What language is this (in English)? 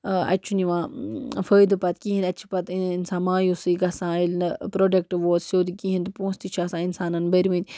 Kashmiri